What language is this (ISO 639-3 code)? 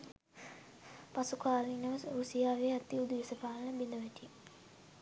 sin